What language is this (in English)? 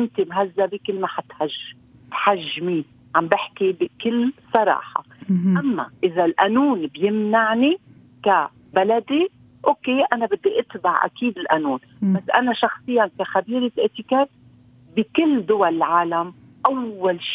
Arabic